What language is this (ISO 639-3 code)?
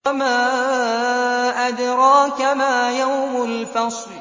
ara